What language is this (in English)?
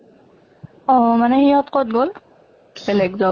Assamese